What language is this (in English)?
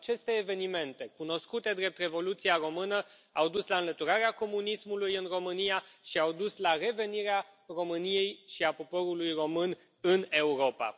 Romanian